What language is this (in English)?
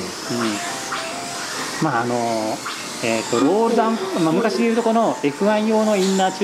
Japanese